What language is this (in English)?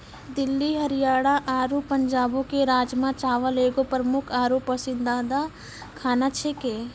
Maithili